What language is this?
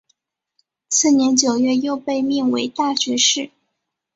Chinese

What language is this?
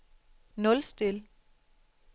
Danish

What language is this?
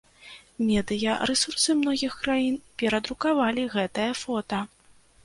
Belarusian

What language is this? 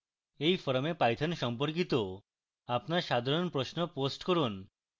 Bangla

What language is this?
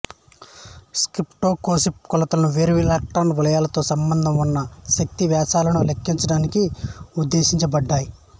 Telugu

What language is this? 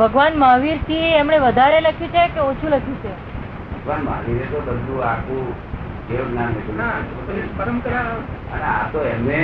Gujarati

